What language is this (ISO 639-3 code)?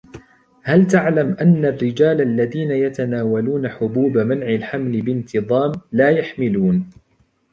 ara